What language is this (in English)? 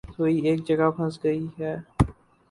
Urdu